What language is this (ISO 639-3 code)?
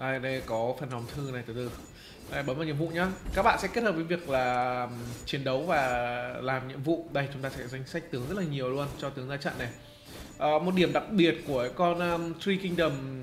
vie